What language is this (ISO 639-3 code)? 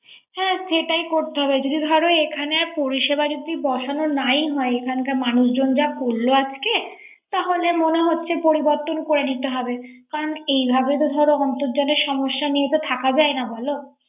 ben